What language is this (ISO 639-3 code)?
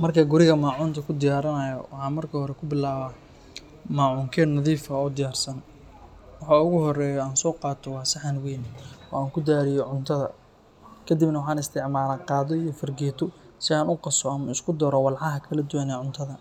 som